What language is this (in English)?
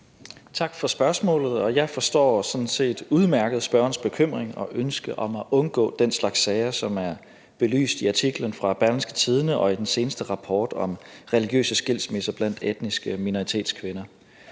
Danish